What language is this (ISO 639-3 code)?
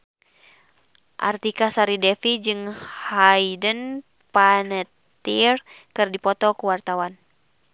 sun